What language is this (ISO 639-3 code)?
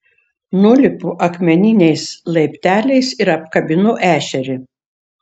lit